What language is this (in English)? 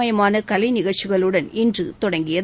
Tamil